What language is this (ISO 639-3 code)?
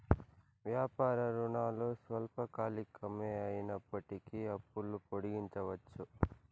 tel